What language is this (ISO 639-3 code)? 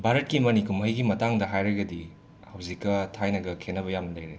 mni